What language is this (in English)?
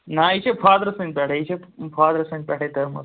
Kashmiri